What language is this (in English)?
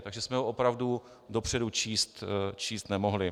Czech